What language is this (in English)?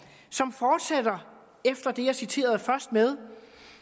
Danish